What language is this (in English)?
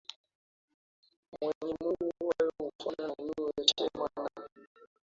Swahili